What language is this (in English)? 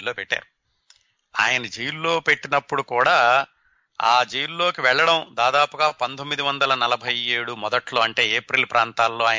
Telugu